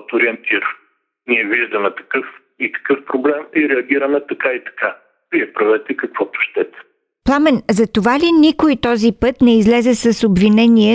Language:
Bulgarian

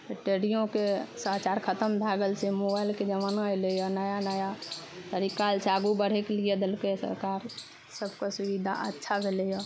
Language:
Maithili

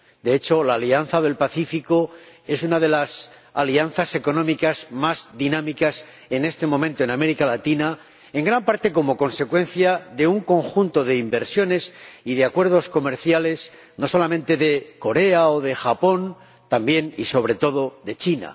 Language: Spanish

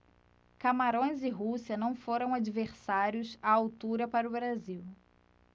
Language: Portuguese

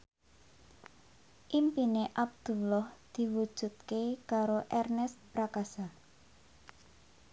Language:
Javanese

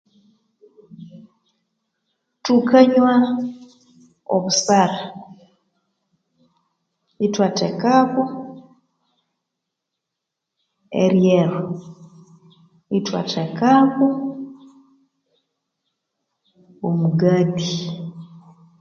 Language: Konzo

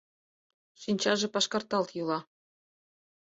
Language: Mari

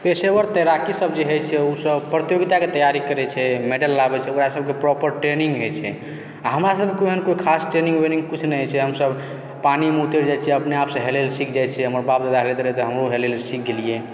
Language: Maithili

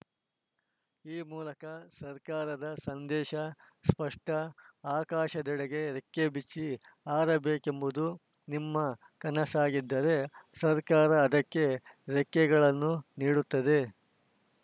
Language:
Kannada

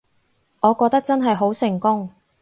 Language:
Cantonese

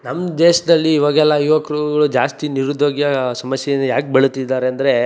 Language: Kannada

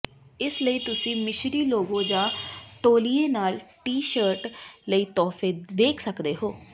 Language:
Punjabi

